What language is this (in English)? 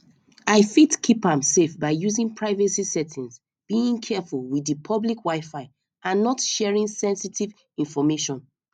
Nigerian Pidgin